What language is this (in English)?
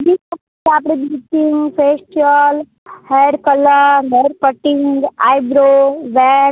Gujarati